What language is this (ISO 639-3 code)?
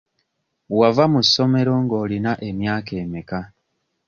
lug